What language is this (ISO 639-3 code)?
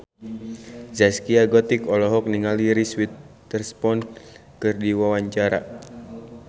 sun